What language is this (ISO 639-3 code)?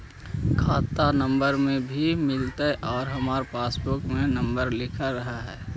mag